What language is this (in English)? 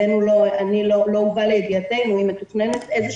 Hebrew